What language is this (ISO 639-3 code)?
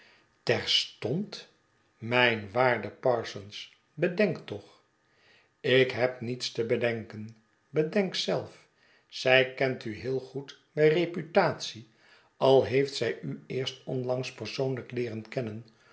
nld